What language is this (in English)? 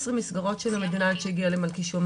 Hebrew